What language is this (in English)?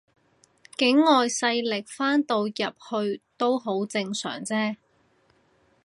Cantonese